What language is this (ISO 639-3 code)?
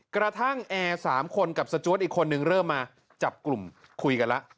tha